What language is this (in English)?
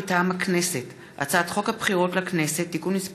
Hebrew